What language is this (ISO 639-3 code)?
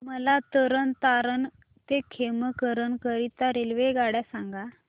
mar